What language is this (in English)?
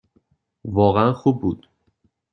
Persian